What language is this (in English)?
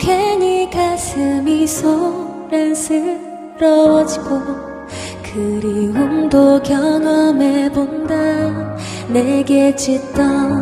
Korean